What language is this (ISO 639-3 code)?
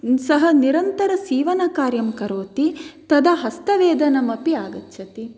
san